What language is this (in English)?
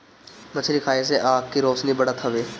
Bhojpuri